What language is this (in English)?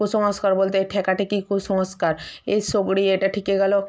Bangla